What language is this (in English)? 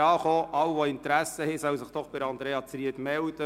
Swiss German